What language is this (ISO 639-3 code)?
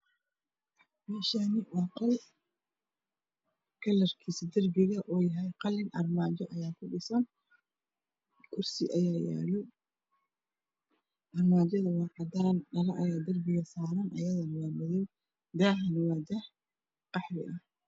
som